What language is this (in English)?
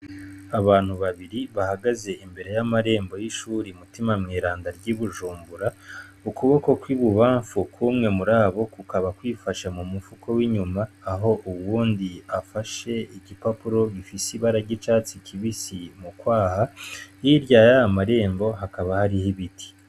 Rundi